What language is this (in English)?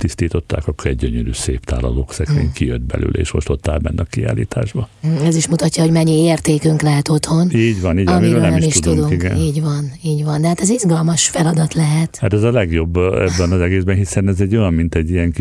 Hungarian